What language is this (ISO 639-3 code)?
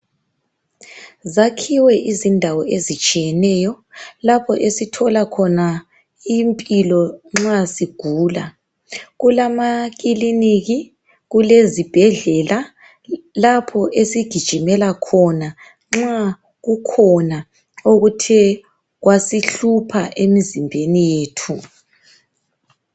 nde